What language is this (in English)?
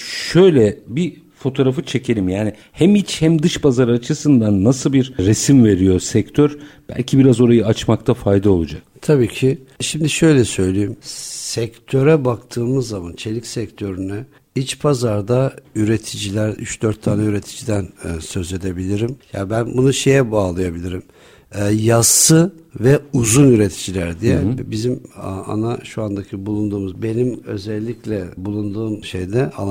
Turkish